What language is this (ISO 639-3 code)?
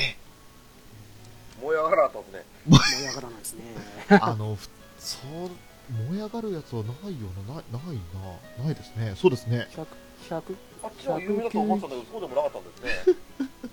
jpn